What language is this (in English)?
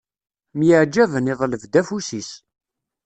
Kabyle